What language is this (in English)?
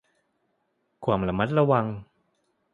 Thai